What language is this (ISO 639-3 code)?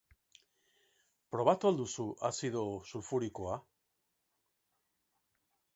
eus